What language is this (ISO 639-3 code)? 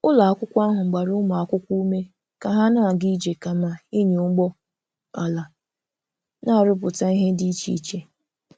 ibo